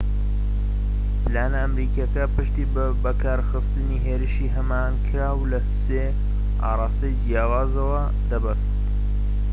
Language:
Central Kurdish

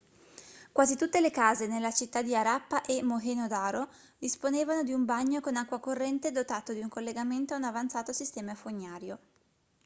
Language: Italian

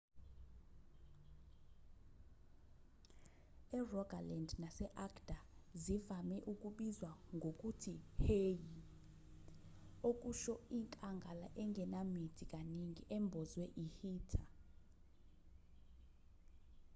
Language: Zulu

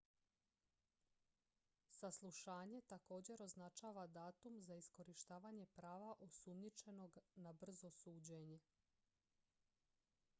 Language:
Croatian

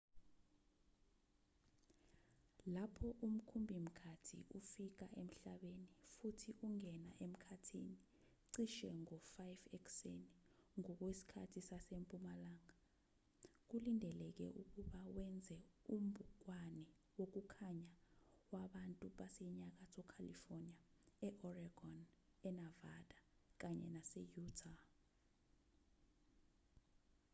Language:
Zulu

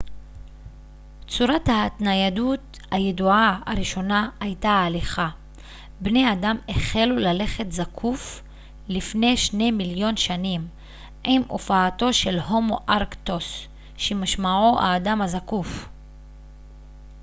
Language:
Hebrew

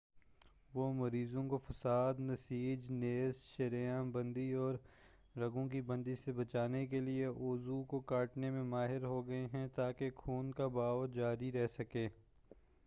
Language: Urdu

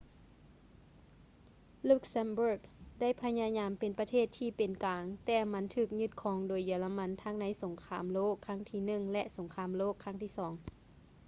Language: Lao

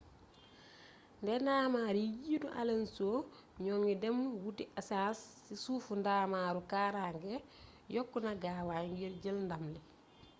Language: Wolof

